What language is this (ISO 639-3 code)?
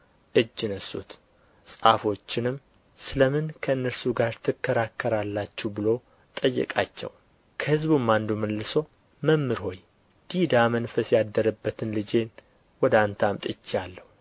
amh